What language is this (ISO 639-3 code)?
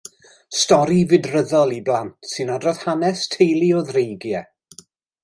cym